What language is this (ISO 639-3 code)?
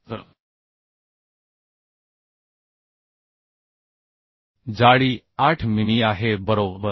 mar